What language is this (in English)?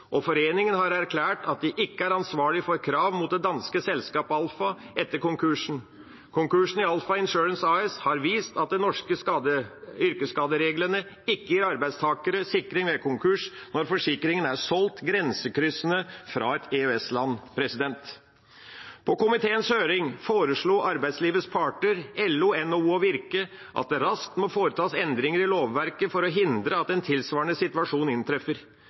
Norwegian Bokmål